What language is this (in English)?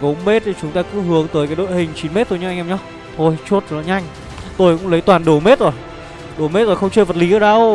Vietnamese